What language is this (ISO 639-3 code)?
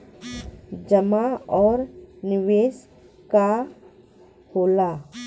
bho